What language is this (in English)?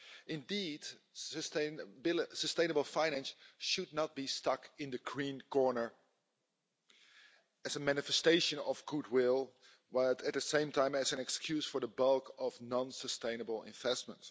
English